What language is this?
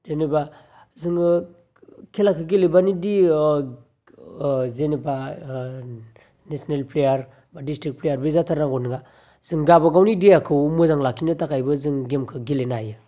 Bodo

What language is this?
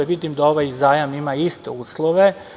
Serbian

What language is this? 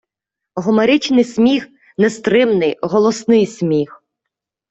Ukrainian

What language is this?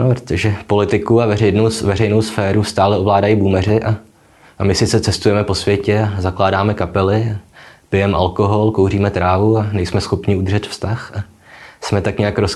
Czech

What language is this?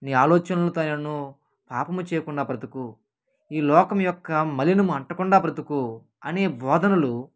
Telugu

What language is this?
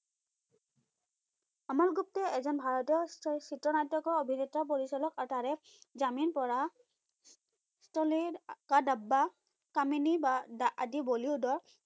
Assamese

